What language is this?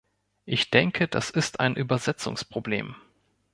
German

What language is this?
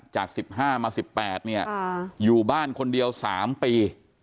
Thai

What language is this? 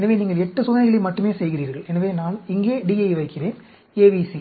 Tamil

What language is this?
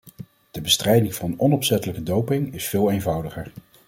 Dutch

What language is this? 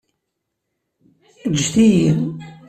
Kabyle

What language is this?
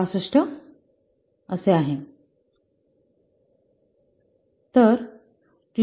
Marathi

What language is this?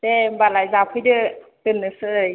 Bodo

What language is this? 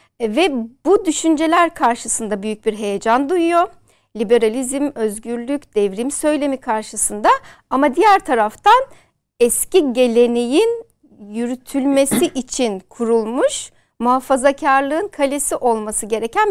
Turkish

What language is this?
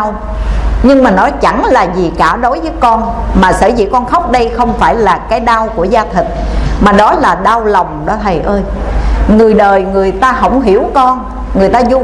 Vietnamese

